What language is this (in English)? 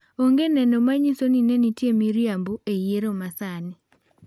Luo (Kenya and Tanzania)